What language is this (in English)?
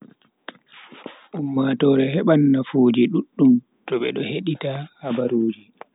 Bagirmi Fulfulde